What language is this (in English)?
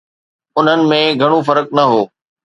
Sindhi